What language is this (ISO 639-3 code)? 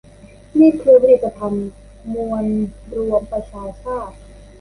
tha